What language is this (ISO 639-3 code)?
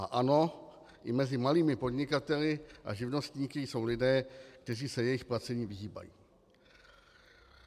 ces